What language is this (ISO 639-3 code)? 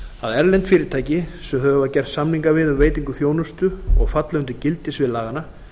isl